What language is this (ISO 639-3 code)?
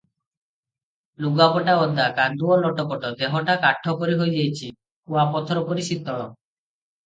ori